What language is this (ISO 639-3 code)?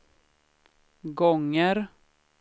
swe